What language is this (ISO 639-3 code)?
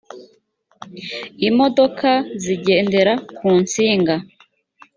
kin